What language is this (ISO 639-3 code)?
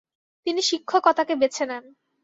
ben